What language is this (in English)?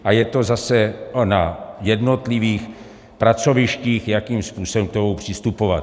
Czech